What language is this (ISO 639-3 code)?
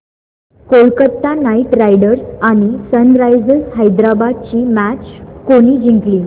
mar